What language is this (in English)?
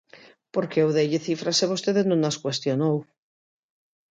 Galician